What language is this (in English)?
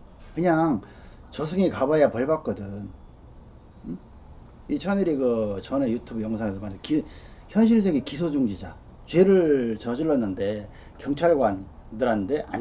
Korean